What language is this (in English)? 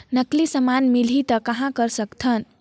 Chhattisgarhi